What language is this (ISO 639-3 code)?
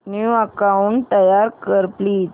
mar